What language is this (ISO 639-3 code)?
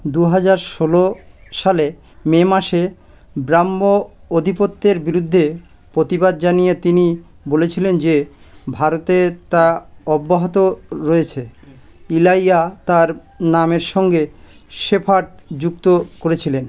ben